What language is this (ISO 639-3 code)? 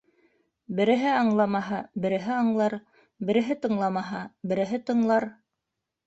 bak